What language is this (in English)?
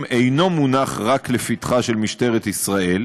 Hebrew